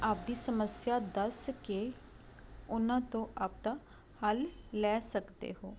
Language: Punjabi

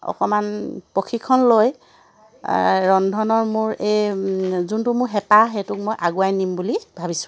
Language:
Assamese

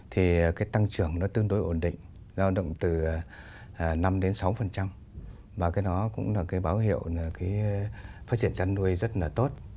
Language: Vietnamese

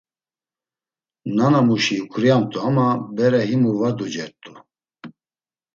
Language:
Laz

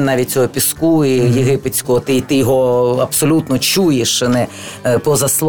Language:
Ukrainian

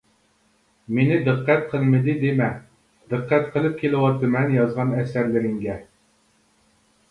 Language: Uyghur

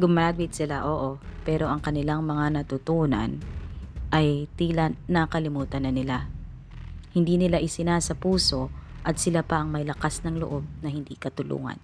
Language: Filipino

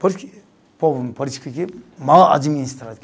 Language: Portuguese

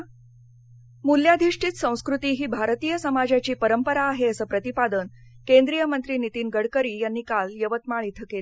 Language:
Marathi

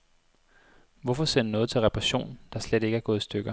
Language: Danish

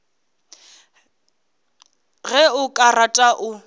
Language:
Northern Sotho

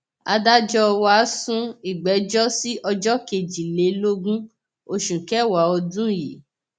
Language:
Yoruba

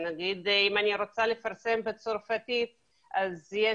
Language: Hebrew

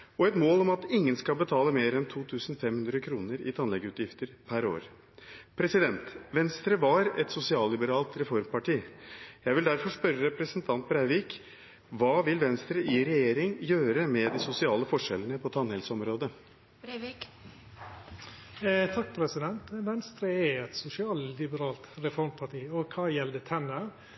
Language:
Norwegian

